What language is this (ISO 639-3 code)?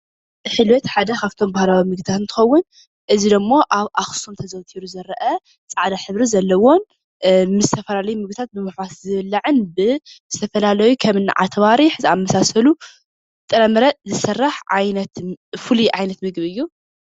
tir